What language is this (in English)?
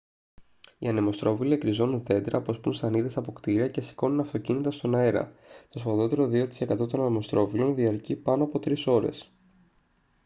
Greek